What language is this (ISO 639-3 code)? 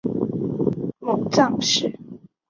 zho